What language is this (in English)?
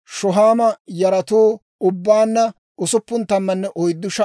Dawro